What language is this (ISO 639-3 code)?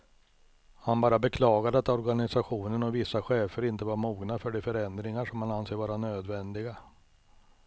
swe